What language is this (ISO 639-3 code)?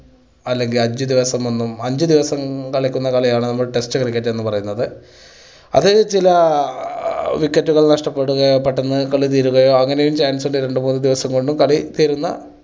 mal